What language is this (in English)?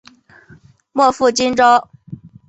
Chinese